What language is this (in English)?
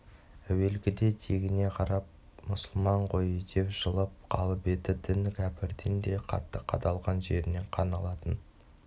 Kazakh